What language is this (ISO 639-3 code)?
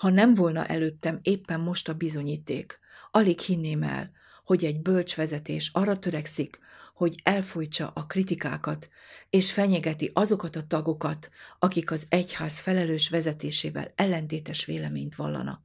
hun